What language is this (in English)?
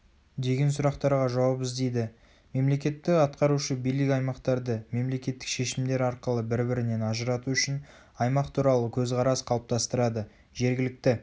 Kazakh